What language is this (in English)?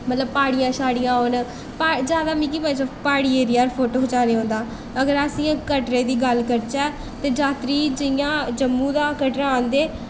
Dogri